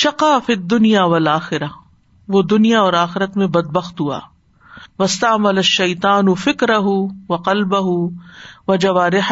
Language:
Urdu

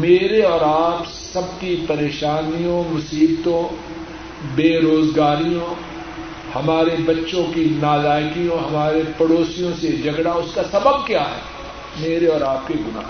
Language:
Urdu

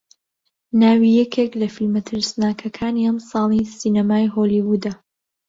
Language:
Central Kurdish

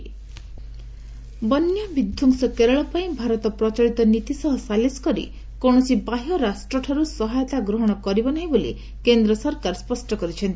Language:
Odia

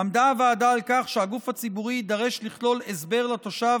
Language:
Hebrew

